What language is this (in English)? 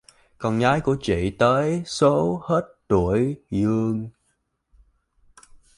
Vietnamese